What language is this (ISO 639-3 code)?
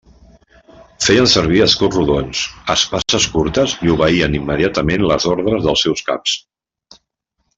cat